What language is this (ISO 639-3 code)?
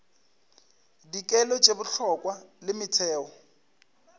nso